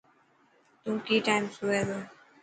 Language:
Dhatki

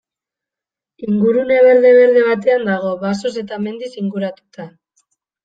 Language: Basque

